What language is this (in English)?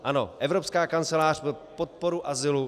Czech